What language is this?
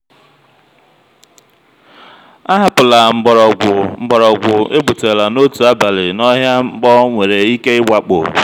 Igbo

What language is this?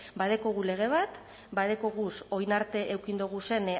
Basque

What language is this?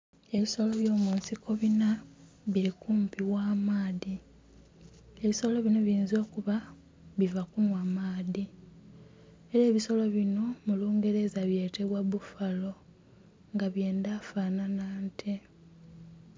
Soga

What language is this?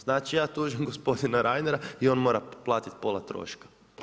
Croatian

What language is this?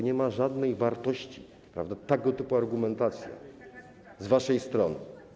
Polish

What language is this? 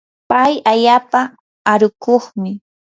Yanahuanca Pasco Quechua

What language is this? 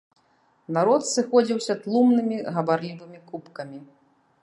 Belarusian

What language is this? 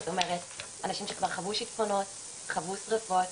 Hebrew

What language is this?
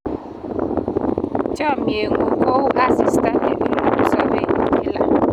Kalenjin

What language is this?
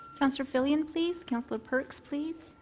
English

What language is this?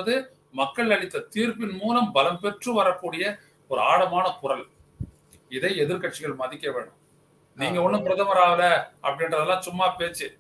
Tamil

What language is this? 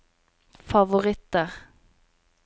Norwegian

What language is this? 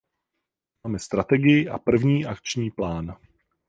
Czech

